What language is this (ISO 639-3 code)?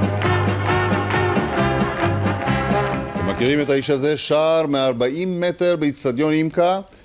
heb